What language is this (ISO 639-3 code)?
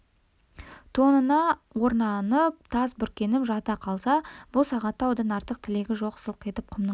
kaz